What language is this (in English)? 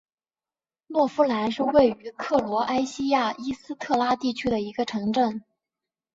Chinese